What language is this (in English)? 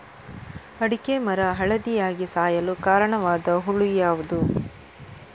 Kannada